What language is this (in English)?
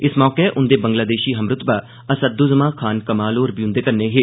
Dogri